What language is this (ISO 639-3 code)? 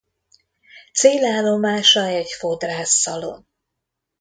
hun